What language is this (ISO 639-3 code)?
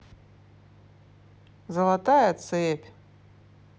rus